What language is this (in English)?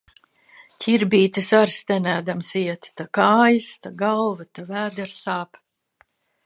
Latvian